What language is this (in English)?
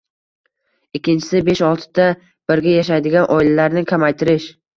Uzbek